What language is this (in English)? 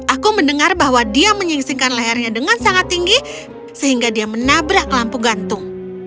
Indonesian